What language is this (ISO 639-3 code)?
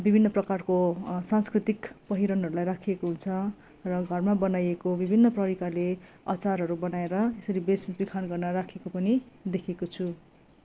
nep